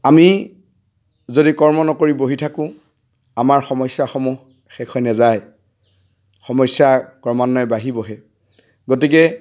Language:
Assamese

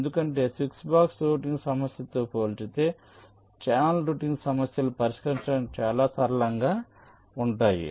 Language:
Telugu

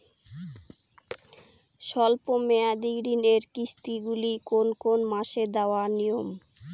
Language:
Bangla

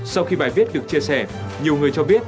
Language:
Vietnamese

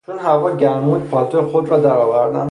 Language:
Persian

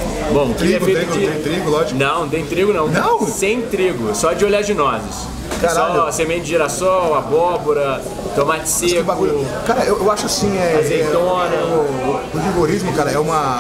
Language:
Portuguese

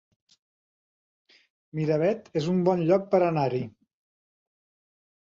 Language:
Catalan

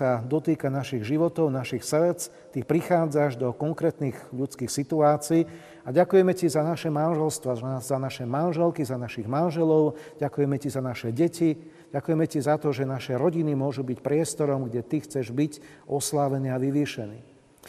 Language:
Slovak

